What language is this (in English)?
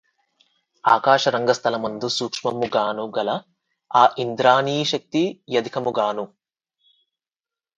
Telugu